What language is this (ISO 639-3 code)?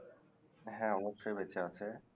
ben